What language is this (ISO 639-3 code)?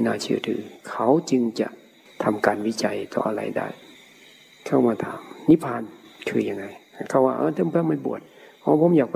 tha